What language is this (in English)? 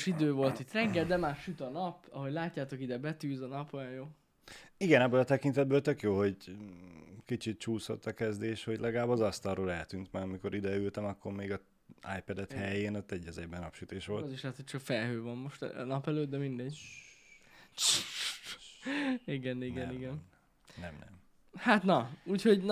Hungarian